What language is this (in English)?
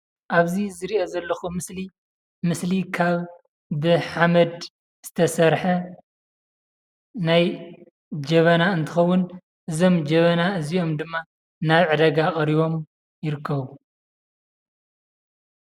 Tigrinya